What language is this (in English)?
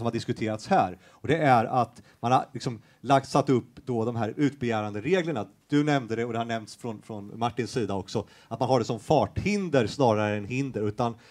Swedish